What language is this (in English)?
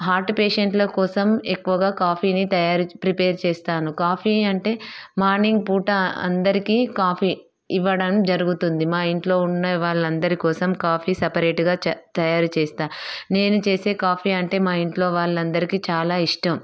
Telugu